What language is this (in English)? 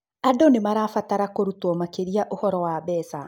Kikuyu